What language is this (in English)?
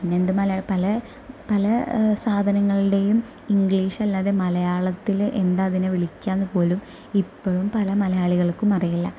Malayalam